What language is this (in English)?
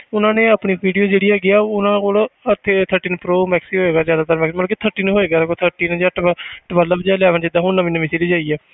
Punjabi